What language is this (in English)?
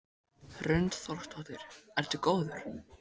Icelandic